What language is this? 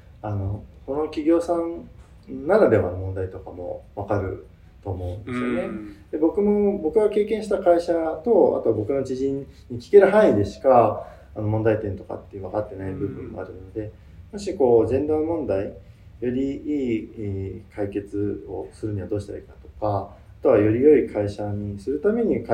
Japanese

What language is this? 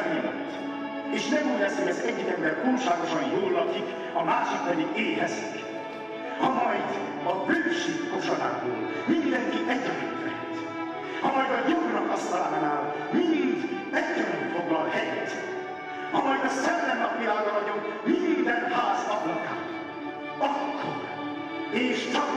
Hungarian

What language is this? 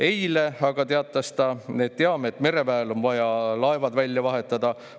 Estonian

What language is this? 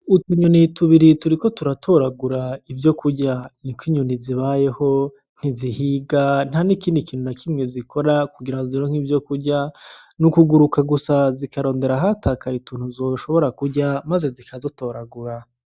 Rundi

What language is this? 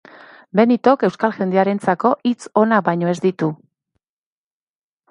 Basque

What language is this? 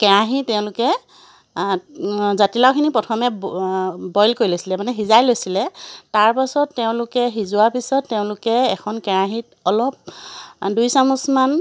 Assamese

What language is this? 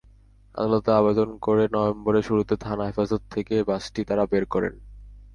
Bangla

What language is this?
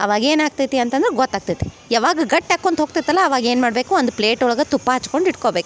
Kannada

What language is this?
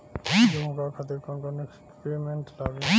Bhojpuri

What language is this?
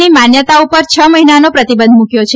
Gujarati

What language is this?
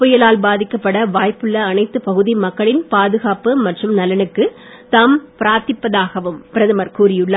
Tamil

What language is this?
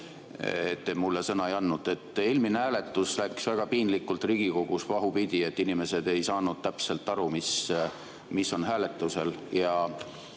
Estonian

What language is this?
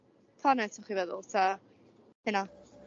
Welsh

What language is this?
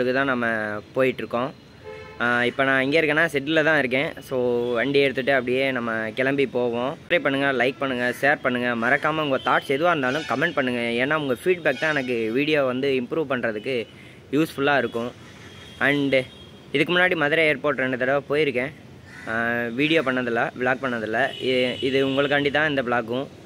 Tamil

